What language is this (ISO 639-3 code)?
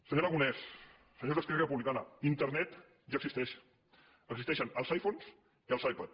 cat